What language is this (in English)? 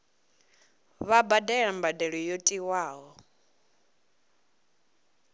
Venda